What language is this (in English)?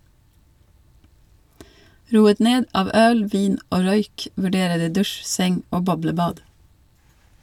Norwegian